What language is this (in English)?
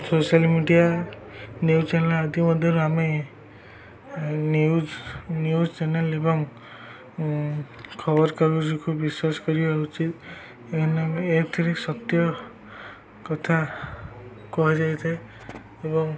Odia